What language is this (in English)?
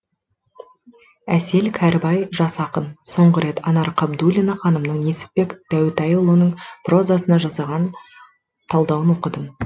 Kazakh